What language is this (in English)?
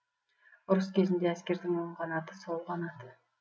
Kazakh